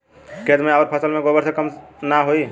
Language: Bhojpuri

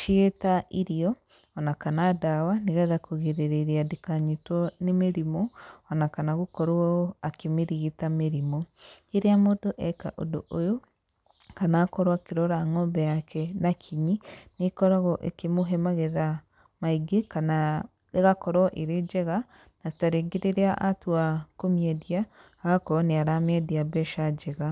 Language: Kikuyu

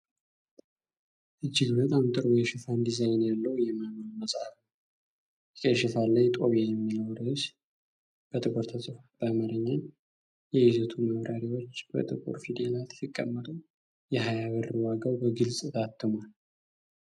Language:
Amharic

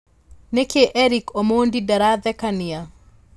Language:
Kikuyu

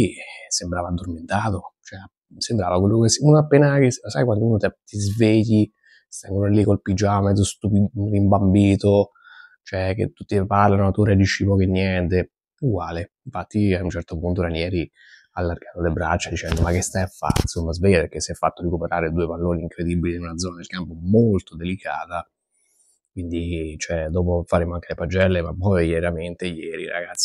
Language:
Italian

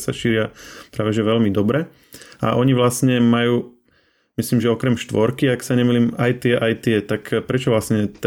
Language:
Slovak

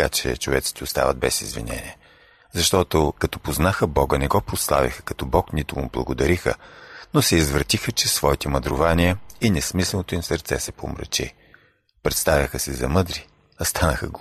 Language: Bulgarian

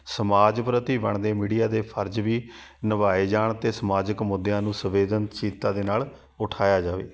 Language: Punjabi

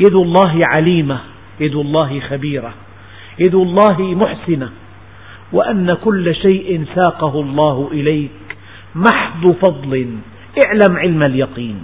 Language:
Arabic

